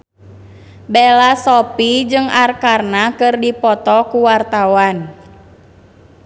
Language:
Sundanese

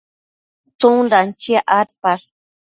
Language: Matsés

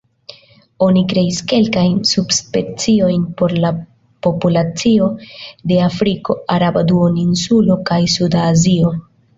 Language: Esperanto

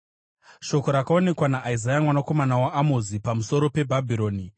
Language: Shona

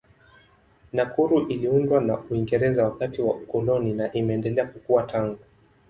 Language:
Swahili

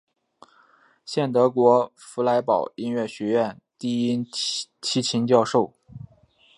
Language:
Chinese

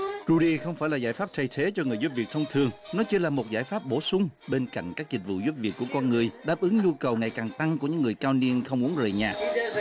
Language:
Vietnamese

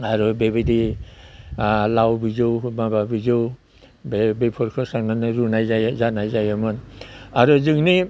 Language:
Bodo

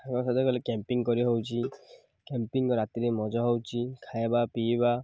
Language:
Odia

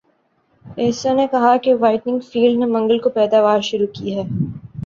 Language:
Urdu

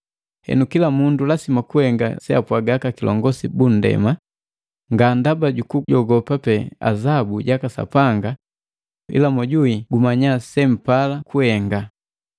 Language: Matengo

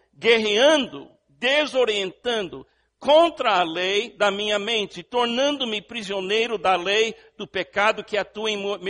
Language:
Portuguese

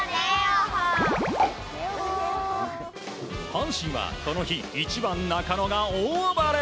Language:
Japanese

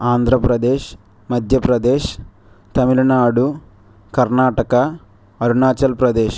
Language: Telugu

